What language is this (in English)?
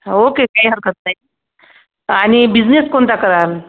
Marathi